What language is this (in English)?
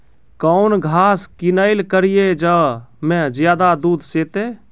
Maithili